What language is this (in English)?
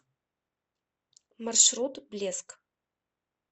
Russian